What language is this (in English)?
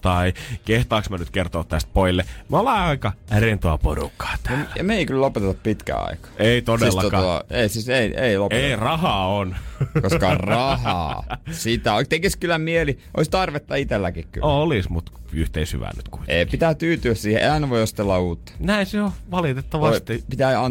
Finnish